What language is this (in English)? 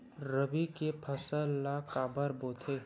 Chhattisgarhi